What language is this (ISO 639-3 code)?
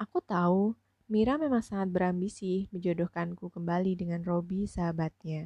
ind